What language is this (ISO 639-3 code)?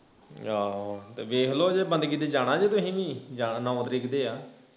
pan